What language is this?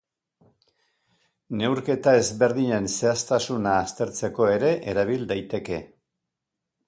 Basque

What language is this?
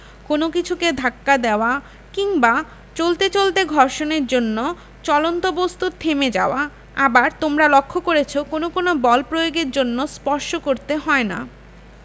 Bangla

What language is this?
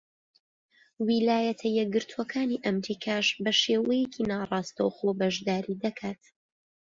Central Kurdish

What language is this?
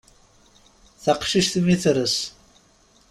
Kabyle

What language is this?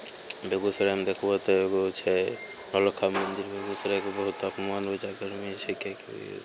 Maithili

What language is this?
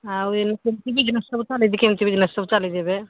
Odia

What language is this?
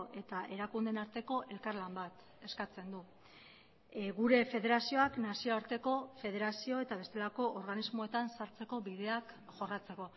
Basque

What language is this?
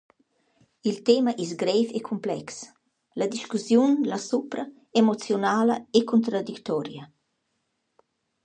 Romansh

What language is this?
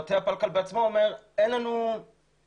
Hebrew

